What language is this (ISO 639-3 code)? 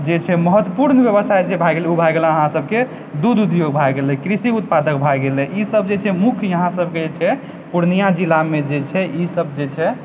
mai